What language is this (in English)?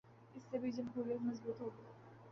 Urdu